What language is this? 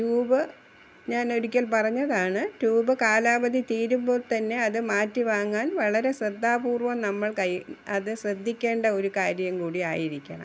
Malayalam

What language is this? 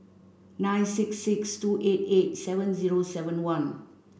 English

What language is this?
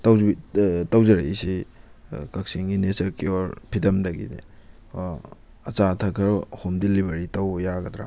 Manipuri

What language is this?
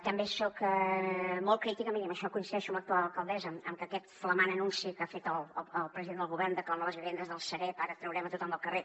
Catalan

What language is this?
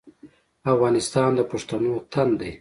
Pashto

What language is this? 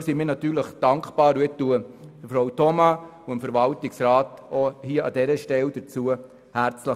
Swiss German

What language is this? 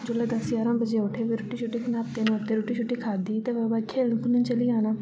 Dogri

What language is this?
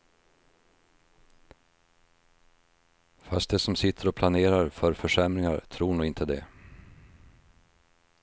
Swedish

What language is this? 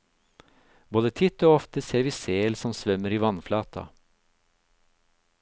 Norwegian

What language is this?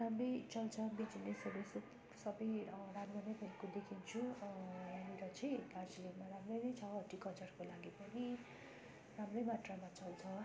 Nepali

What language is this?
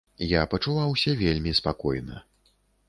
Belarusian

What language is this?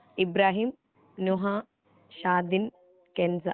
Malayalam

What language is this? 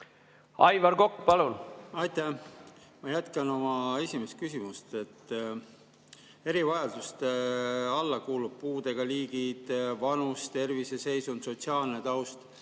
Estonian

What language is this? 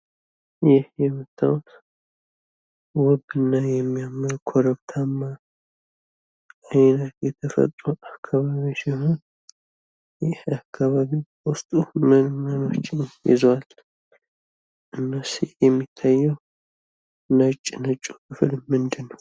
Amharic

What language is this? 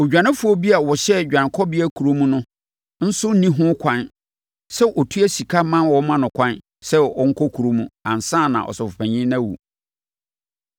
Akan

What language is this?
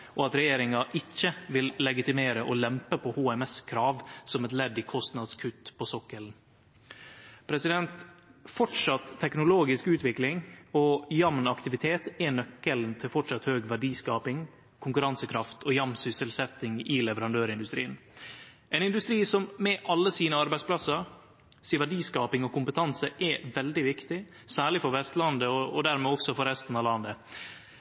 Norwegian Nynorsk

